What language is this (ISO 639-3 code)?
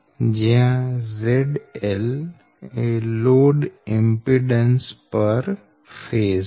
guj